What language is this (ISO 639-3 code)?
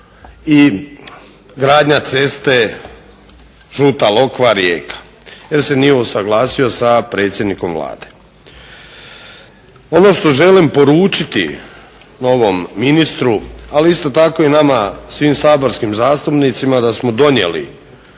hrv